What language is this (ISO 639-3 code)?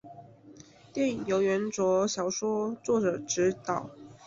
zho